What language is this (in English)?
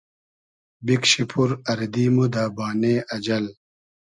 Hazaragi